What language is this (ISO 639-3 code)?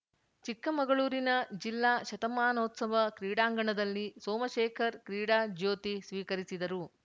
kan